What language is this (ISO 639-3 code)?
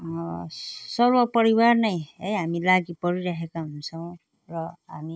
nep